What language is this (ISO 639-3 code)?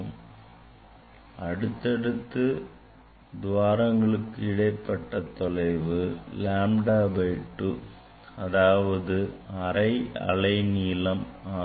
tam